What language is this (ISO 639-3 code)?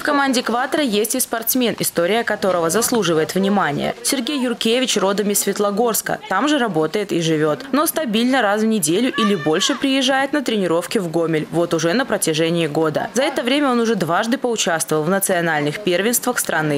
rus